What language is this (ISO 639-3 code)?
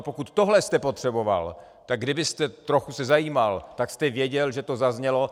ces